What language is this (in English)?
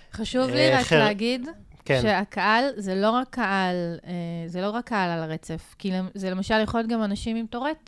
Hebrew